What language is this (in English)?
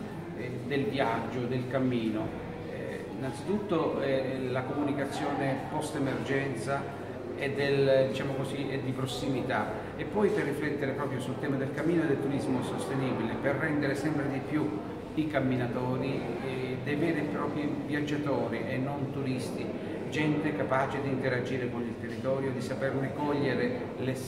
Italian